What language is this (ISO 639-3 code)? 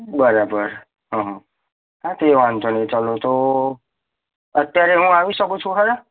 guj